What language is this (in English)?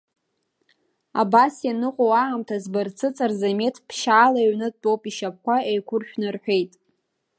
Abkhazian